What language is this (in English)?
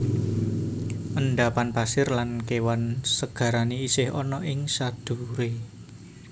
Javanese